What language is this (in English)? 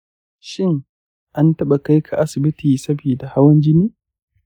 Hausa